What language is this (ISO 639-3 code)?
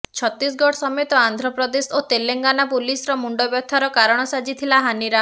ori